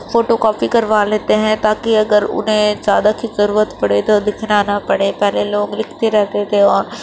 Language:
Urdu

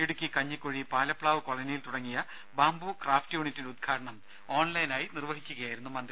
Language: Malayalam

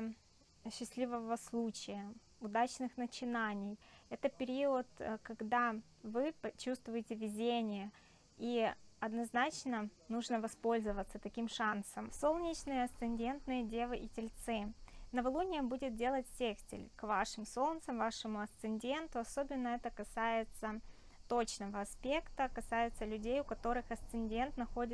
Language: Russian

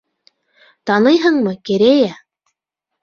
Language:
Bashkir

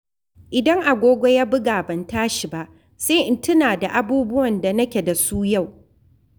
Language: Hausa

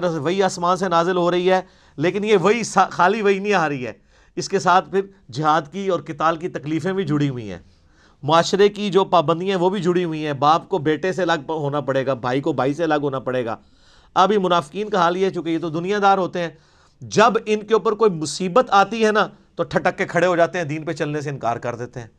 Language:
Urdu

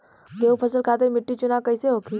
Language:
Bhojpuri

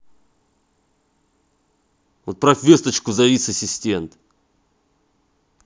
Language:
Russian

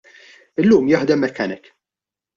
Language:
Maltese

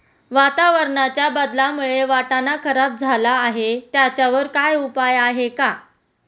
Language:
Marathi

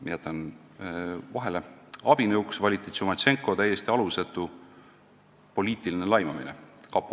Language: Estonian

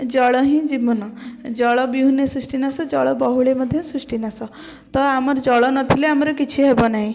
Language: Odia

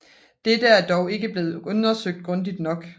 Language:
Danish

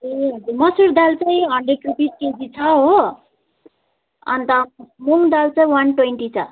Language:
Nepali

